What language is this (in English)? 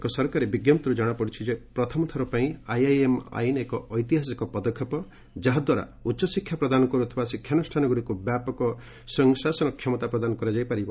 Odia